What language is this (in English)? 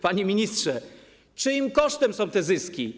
Polish